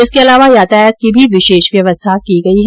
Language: Hindi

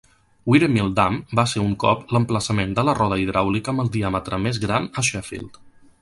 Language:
Catalan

